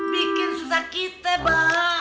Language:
Indonesian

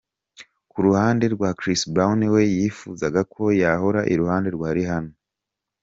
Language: Kinyarwanda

